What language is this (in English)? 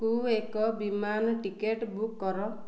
Odia